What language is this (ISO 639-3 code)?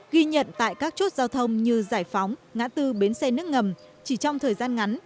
vie